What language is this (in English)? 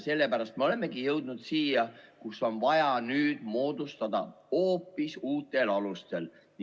Estonian